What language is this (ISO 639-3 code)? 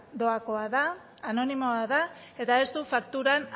eus